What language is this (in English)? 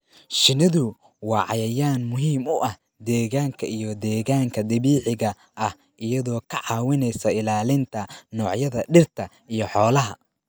Somali